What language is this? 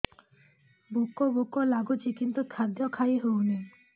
Odia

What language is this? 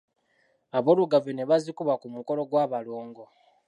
Ganda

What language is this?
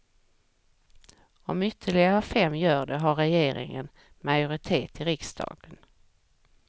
Swedish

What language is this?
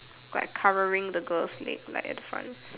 English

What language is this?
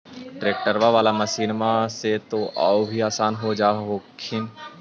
Magahi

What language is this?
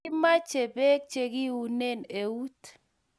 Kalenjin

